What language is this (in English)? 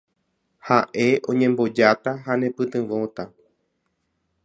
Guarani